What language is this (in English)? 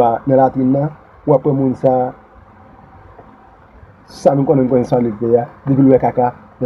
French